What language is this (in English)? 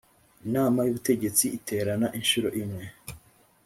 Kinyarwanda